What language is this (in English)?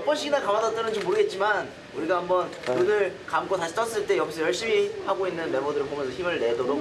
Korean